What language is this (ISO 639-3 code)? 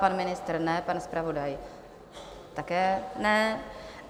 ces